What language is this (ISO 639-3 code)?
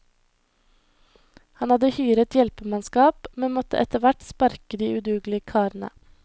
nor